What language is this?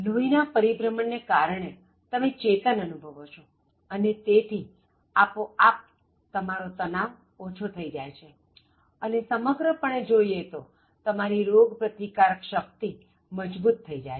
Gujarati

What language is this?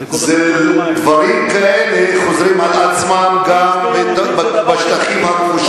Hebrew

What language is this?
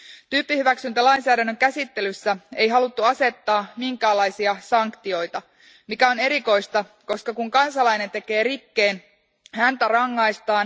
Finnish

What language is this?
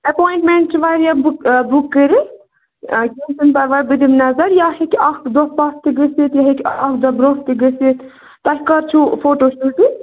Kashmiri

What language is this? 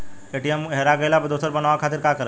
Bhojpuri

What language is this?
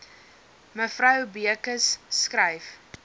Afrikaans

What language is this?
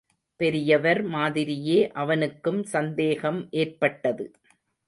Tamil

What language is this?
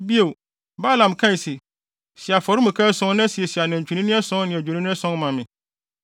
Akan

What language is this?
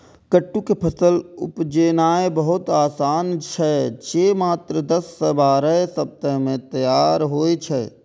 Maithili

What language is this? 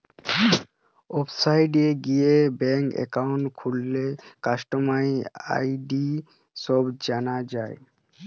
Bangla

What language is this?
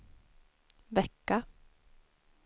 Swedish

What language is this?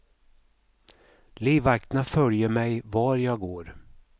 Swedish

